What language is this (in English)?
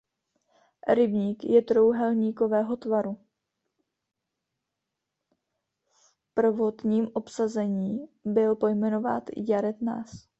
Czech